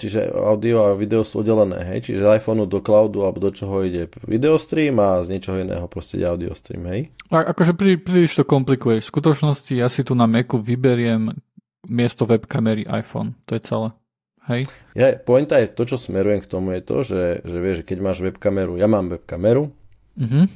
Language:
Slovak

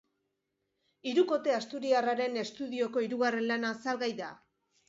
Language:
Basque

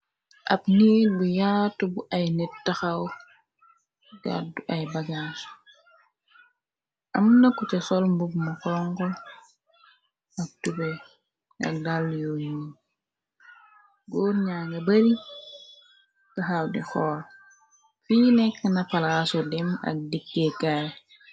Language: Wolof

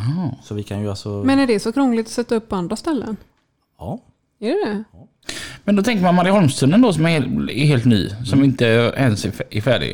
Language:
Swedish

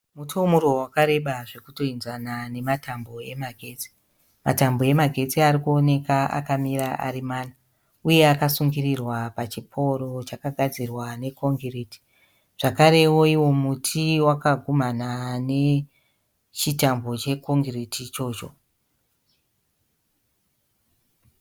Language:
Shona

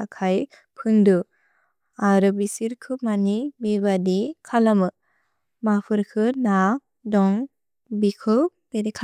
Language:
Bodo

